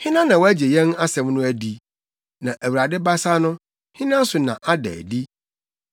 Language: Akan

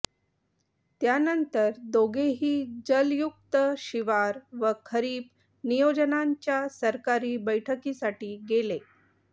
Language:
Marathi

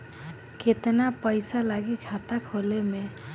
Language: Bhojpuri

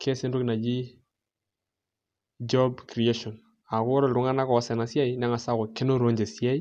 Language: Masai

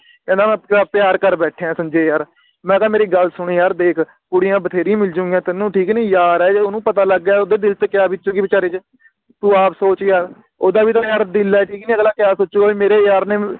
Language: Punjabi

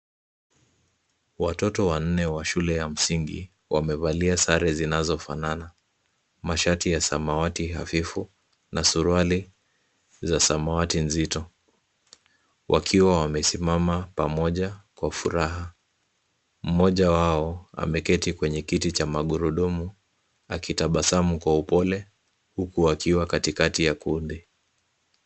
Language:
Swahili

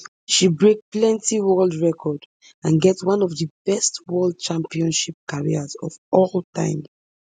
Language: Nigerian Pidgin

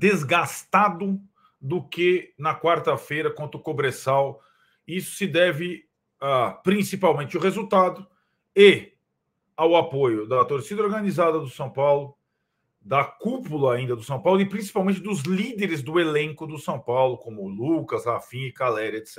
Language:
Portuguese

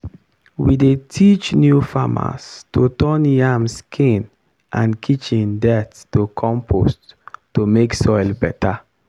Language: Nigerian Pidgin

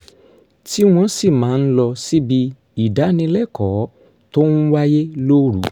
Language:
Yoruba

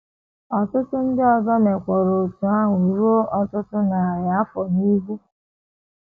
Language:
Igbo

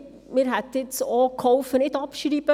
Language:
Swiss German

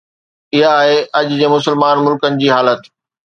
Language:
Sindhi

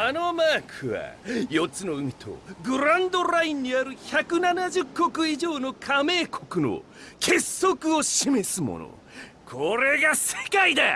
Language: Japanese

